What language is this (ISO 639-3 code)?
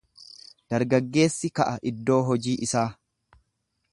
orm